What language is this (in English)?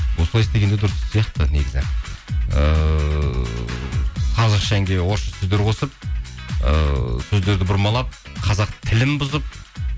Kazakh